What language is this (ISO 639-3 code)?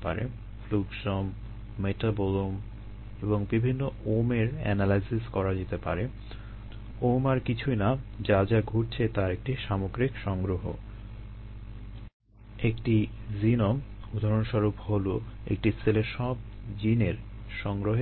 ben